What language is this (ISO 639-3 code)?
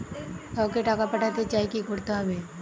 ben